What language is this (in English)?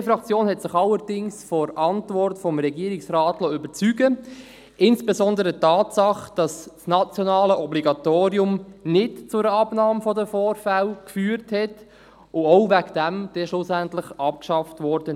Swiss German